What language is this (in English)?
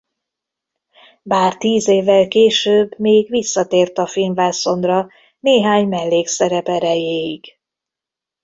Hungarian